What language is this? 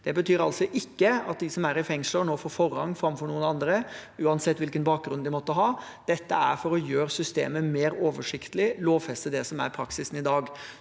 Norwegian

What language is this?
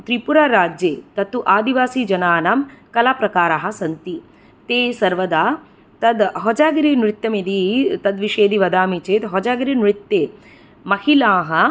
Sanskrit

